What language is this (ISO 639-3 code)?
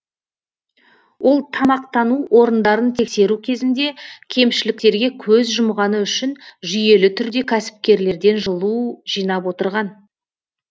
kaz